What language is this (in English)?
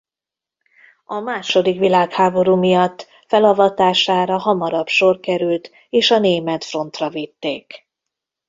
Hungarian